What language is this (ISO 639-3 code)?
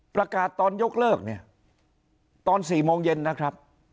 tha